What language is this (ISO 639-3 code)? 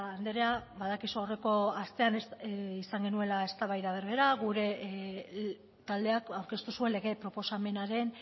eus